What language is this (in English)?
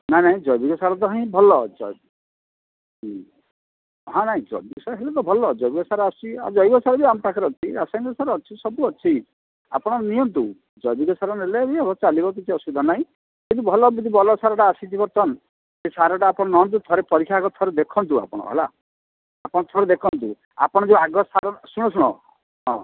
Odia